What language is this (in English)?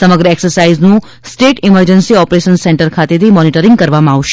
Gujarati